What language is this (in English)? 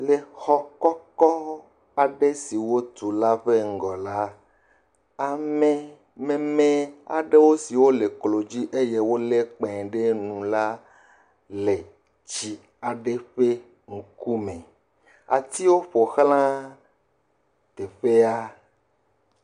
Ewe